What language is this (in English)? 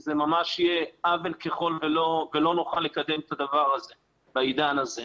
Hebrew